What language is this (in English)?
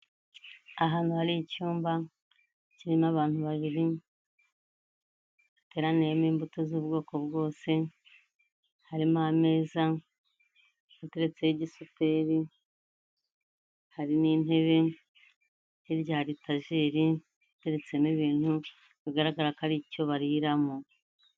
Kinyarwanda